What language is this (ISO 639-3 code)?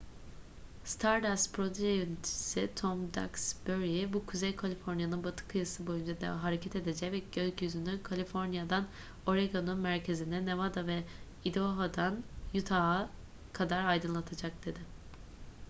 tur